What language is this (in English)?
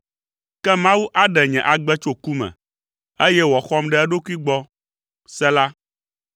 Ewe